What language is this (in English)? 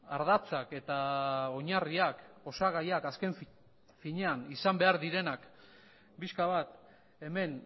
Basque